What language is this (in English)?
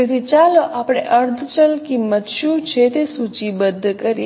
Gujarati